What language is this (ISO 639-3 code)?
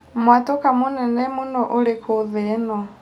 kik